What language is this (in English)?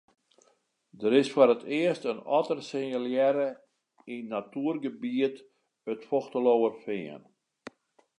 Western Frisian